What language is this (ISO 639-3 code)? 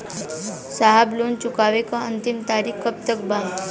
bho